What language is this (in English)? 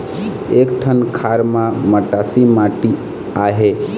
Chhattisgarhi